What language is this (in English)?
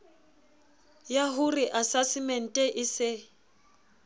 Southern Sotho